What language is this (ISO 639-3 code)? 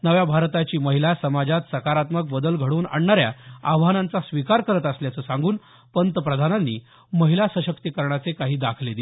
mar